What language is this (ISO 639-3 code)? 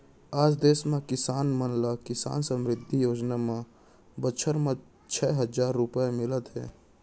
hne